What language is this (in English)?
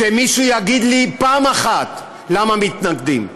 Hebrew